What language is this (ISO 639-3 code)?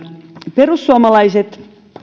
fin